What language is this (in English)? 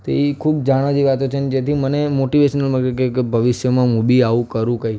Gujarati